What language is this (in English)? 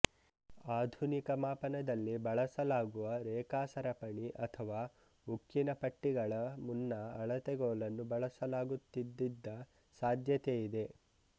Kannada